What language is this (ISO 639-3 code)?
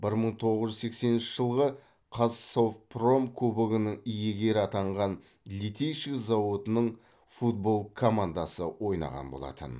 kaz